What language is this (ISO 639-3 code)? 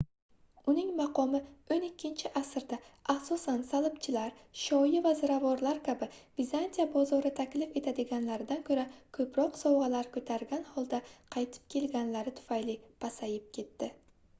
uzb